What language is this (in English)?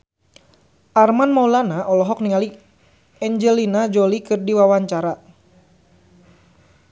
Sundanese